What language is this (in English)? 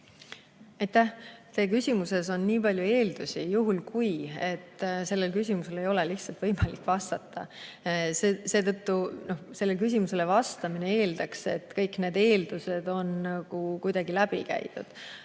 Estonian